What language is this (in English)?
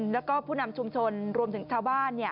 Thai